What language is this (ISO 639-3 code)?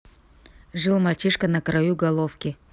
rus